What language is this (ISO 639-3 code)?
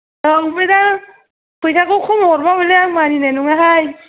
brx